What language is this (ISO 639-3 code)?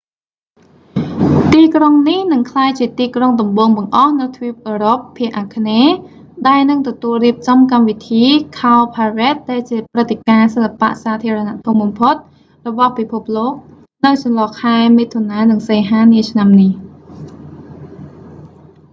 khm